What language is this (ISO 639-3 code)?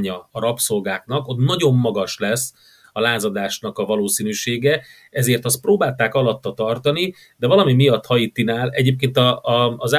hun